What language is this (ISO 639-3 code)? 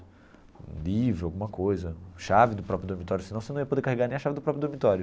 por